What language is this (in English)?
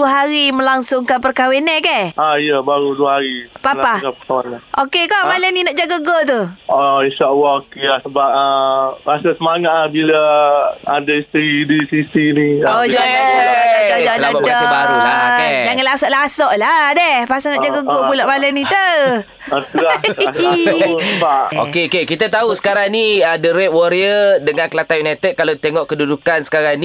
Malay